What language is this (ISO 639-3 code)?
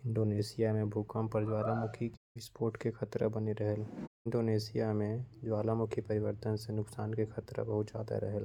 kfp